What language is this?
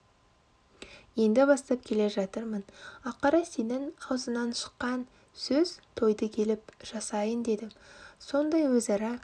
Kazakh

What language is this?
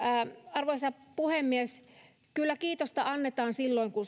Finnish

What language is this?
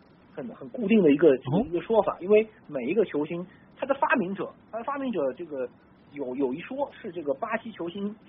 Chinese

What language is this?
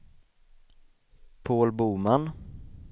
Swedish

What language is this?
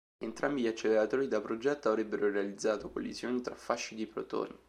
Italian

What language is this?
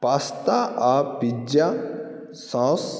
Maithili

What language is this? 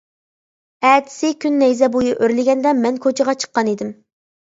Uyghur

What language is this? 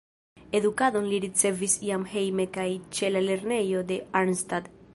Esperanto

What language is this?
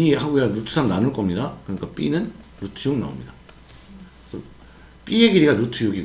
Korean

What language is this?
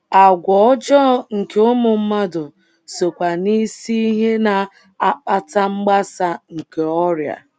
Igbo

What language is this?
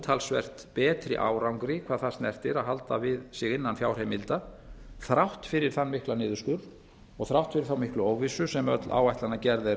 Icelandic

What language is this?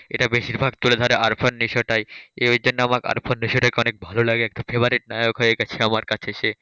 Bangla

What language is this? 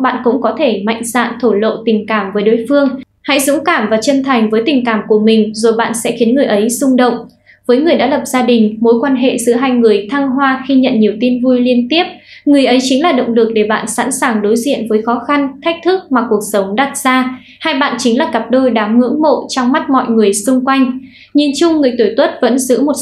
Vietnamese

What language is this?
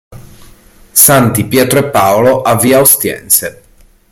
Italian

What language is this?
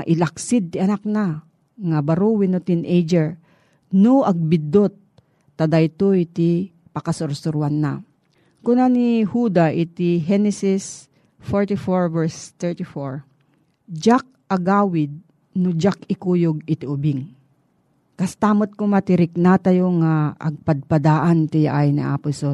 Filipino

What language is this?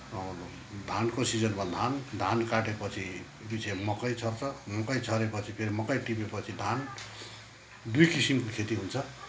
Nepali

